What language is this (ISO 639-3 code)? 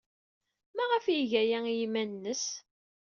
kab